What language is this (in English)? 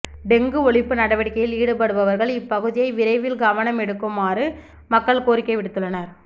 Tamil